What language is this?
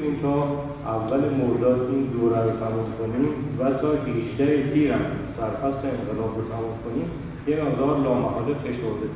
Persian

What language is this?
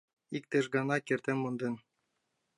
Mari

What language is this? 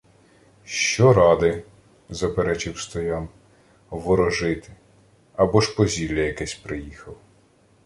Ukrainian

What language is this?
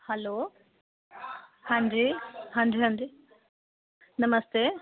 Dogri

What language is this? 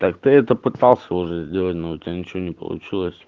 Russian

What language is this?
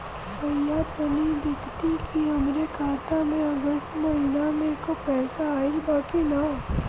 Bhojpuri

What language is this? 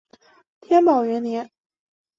Chinese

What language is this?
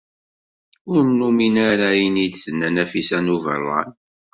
Kabyle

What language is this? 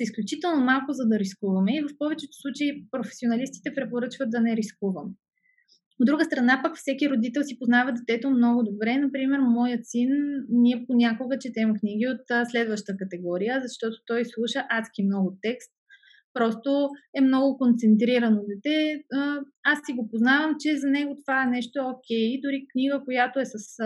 Bulgarian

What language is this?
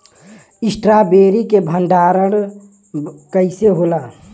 Bhojpuri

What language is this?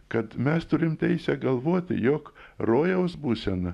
Lithuanian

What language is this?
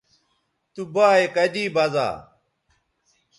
Bateri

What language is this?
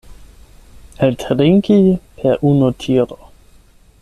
Esperanto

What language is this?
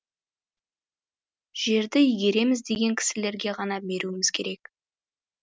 Kazakh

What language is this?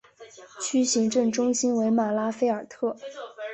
Chinese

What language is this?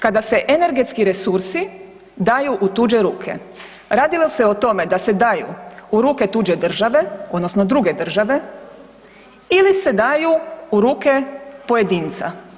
Croatian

